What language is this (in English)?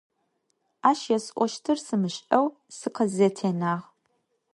Adyghe